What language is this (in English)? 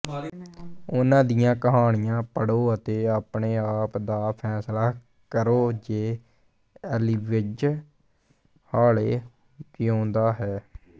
Punjabi